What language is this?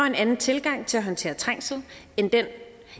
Danish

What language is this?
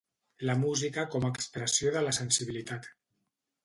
Catalan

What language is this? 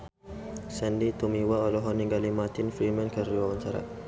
Sundanese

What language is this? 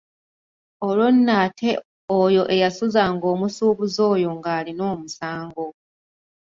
Ganda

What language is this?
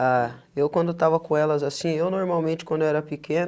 Portuguese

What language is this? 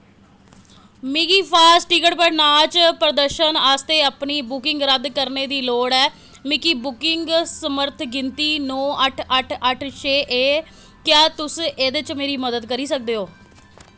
Dogri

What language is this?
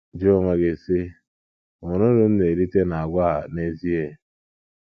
Igbo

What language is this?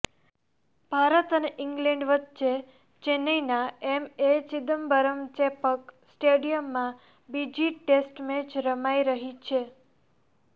Gujarati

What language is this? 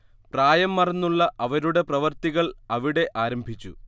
Malayalam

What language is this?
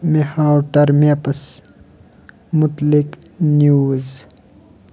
Kashmiri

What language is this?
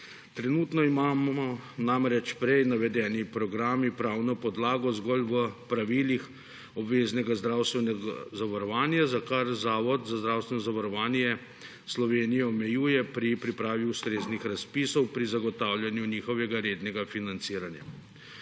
Slovenian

